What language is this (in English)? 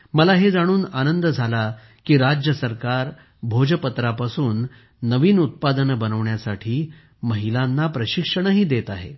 Marathi